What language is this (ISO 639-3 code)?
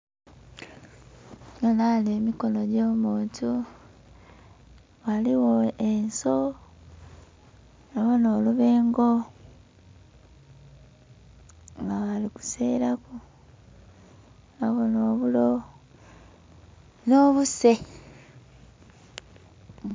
xog